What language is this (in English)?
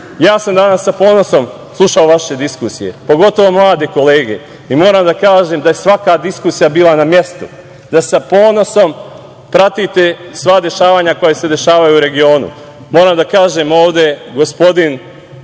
Serbian